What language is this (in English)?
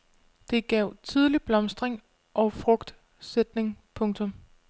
Danish